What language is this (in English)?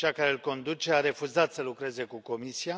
Romanian